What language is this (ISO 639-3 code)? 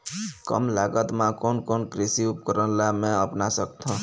hne